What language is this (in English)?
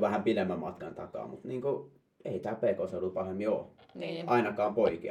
Finnish